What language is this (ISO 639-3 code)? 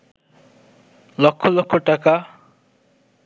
ben